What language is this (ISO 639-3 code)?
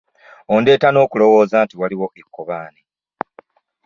lug